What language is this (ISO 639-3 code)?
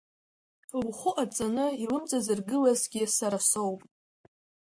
abk